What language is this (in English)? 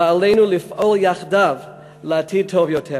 Hebrew